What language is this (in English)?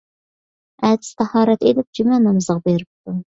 Uyghur